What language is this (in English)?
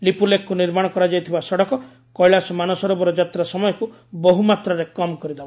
Odia